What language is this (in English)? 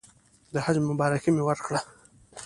Pashto